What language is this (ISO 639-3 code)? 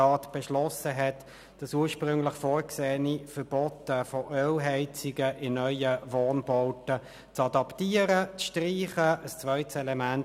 gsw